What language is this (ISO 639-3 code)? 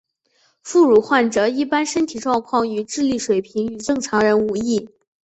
zho